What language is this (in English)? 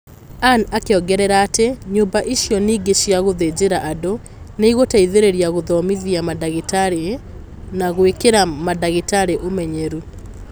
Kikuyu